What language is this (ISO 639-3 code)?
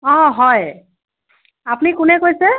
asm